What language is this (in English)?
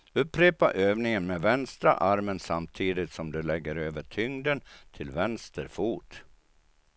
Swedish